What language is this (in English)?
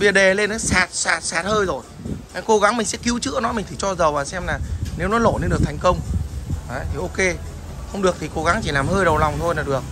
Vietnamese